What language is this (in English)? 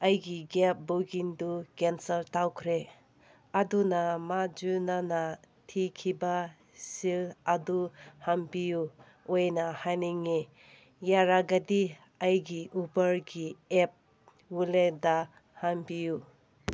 Manipuri